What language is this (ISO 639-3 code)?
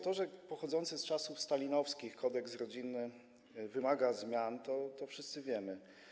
pol